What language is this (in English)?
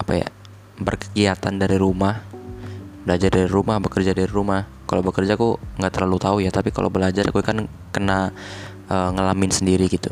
Indonesian